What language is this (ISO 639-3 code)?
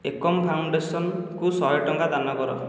ori